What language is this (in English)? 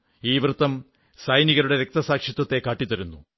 Malayalam